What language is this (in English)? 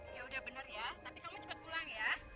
Indonesian